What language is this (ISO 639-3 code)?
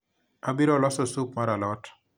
luo